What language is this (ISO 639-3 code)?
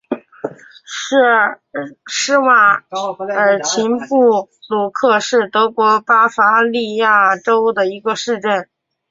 zho